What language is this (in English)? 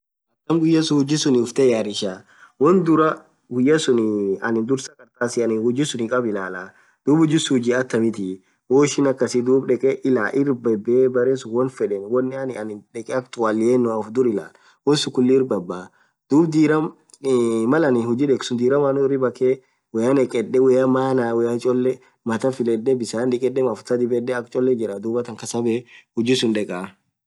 Orma